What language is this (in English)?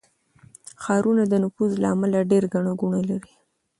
Pashto